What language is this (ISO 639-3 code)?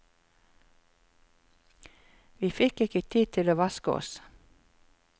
nor